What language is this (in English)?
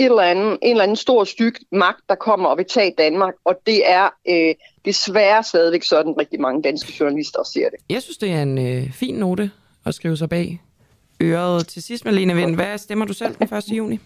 Danish